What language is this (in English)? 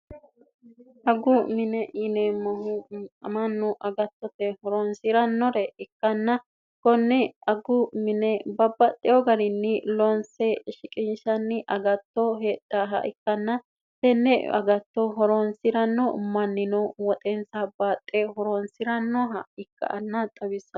Sidamo